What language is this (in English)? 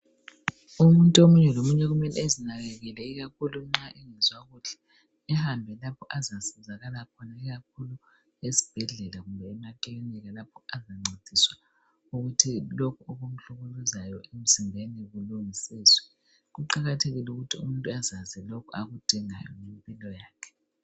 North Ndebele